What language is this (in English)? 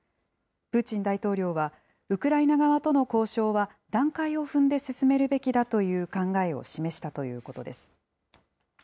Japanese